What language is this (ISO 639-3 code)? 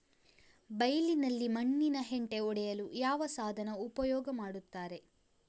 kan